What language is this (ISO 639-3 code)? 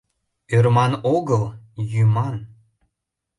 chm